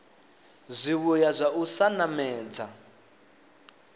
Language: Venda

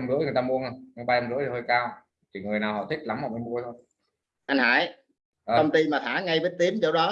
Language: Vietnamese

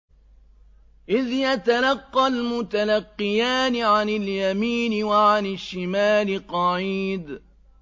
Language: Arabic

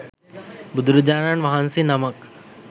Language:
Sinhala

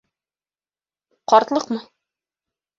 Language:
Bashkir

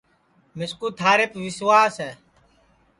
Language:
Sansi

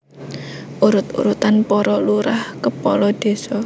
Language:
Javanese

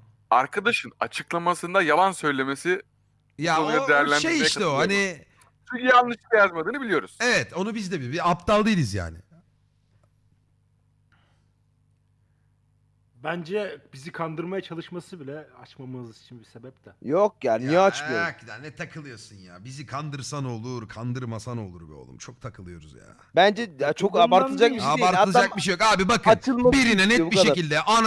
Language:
Turkish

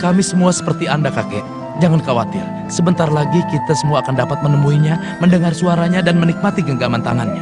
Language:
Indonesian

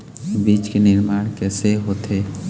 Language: Chhattisgarhi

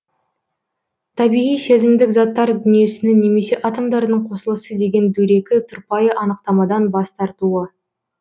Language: Kazakh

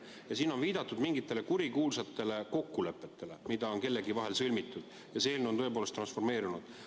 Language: Estonian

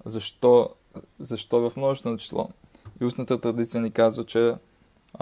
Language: Bulgarian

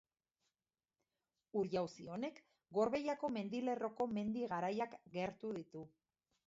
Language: Basque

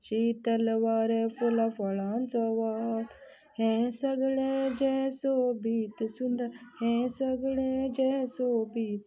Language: Konkani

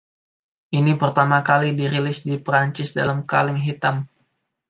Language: Indonesian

